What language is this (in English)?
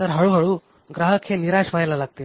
Marathi